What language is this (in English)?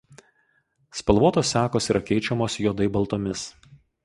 Lithuanian